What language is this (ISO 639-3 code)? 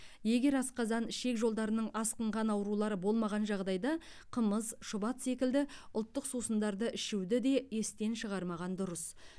kaz